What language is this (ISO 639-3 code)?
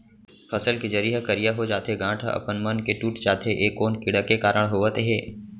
hne